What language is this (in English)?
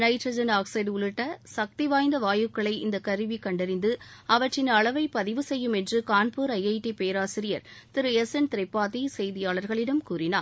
Tamil